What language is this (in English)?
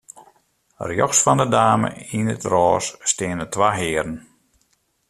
Western Frisian